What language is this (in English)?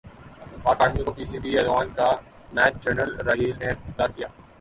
Urdu